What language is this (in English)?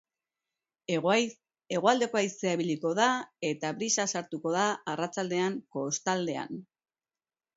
Basque